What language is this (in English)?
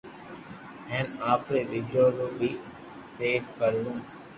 Loarki